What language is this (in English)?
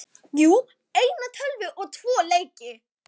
Icelandic